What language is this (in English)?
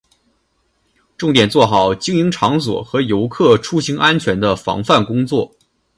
Chinese